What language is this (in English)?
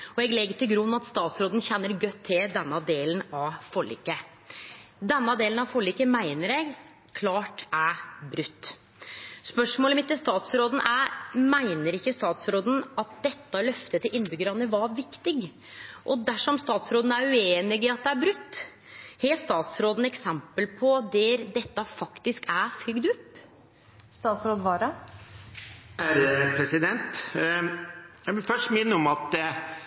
Norwegian